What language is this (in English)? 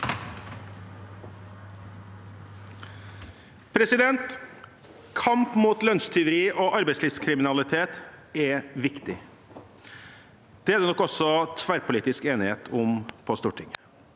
Norwegian